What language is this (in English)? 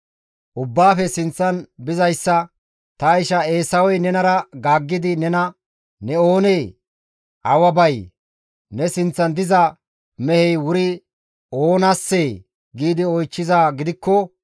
Gamo